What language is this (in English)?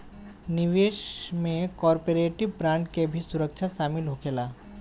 Bhojpuri